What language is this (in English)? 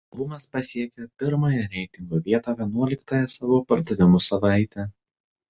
Lithuanian